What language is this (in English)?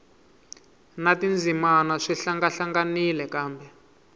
Tsonga